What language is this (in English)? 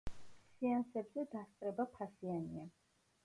Georgian